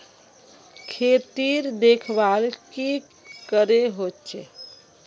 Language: Magahi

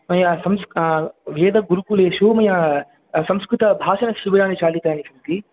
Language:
Sanskrit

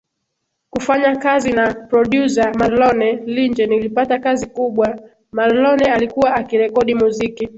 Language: Swahili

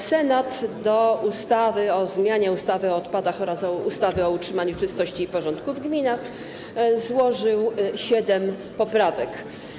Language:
Polish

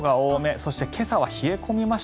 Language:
Japanese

